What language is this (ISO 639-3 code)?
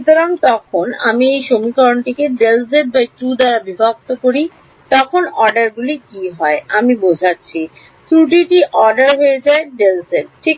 ben